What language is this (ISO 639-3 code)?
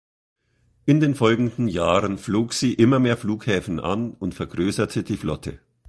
deu